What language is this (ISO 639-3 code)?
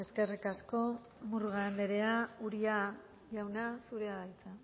eus